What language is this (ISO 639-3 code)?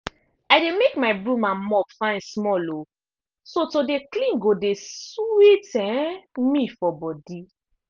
pcm